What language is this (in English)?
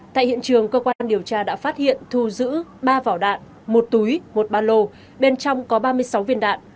Vietnamese